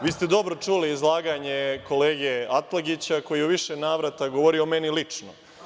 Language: Serbian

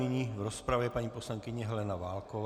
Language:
Czech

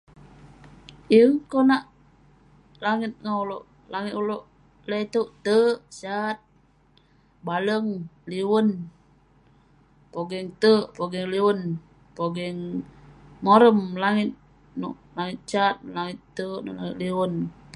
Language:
Western Penan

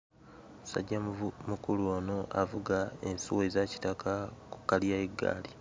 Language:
Ganda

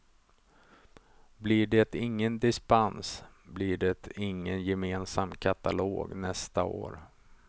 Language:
Swedish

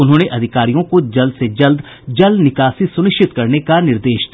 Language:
Hindi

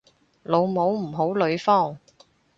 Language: Cantonese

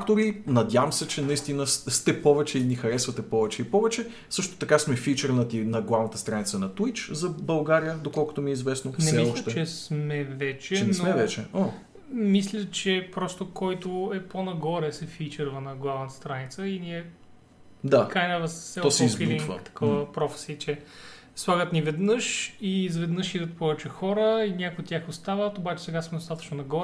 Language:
Bulgarian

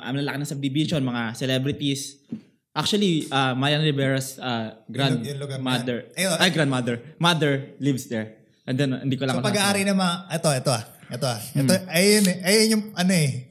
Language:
Filipino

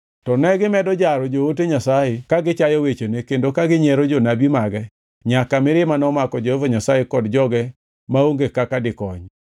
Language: Luo (Kenya and Tanzania)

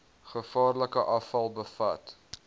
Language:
Afrikaans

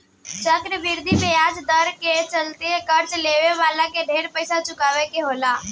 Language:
Bhojpuri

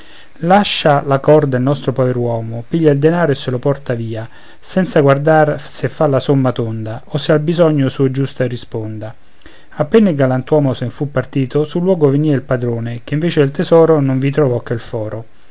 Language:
Italian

